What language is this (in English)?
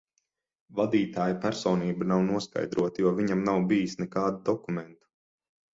Latvian